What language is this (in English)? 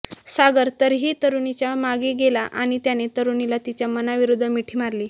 Marathi